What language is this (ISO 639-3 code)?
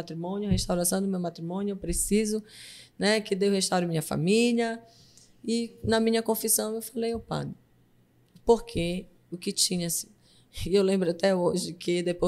por